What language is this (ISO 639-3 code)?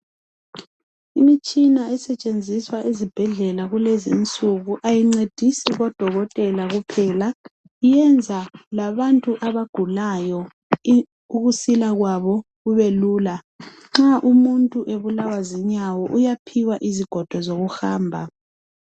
nde